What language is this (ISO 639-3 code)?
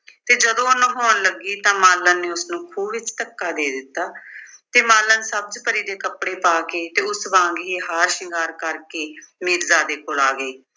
pan